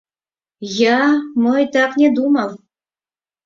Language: Mari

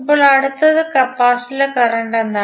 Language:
Malayalam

